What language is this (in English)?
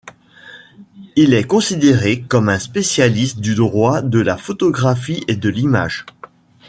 French